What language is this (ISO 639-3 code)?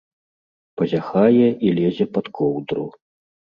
bel